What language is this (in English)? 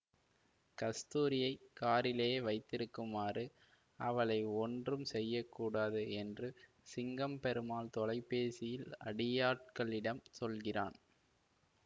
Tamil